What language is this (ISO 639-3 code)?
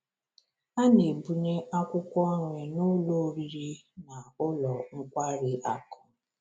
ibo